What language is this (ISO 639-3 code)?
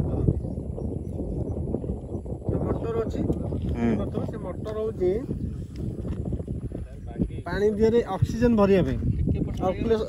hin